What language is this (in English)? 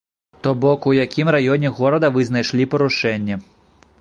Belarusian